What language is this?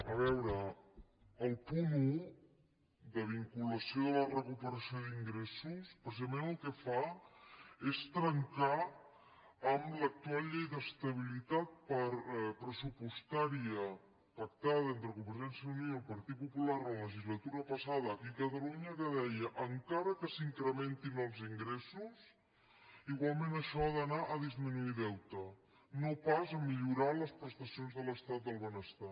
Catalan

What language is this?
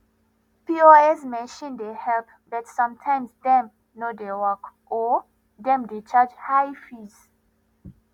Nigerian Pidgin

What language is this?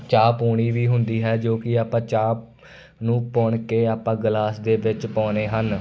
Punjabi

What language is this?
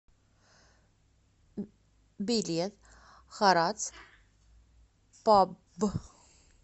Russian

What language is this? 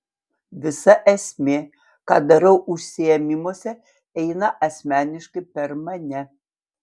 Lithuanian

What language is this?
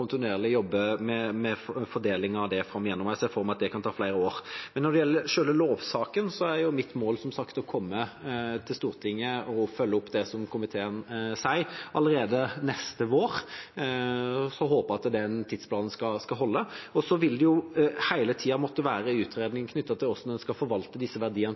Norwegian Bokmål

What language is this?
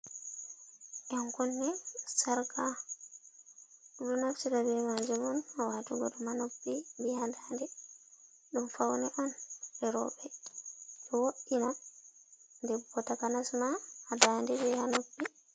Fula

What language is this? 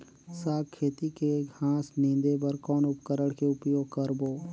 Chhattisgarhi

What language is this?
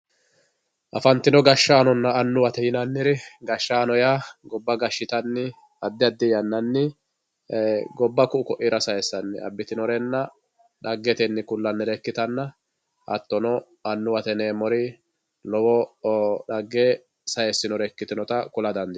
Sidamo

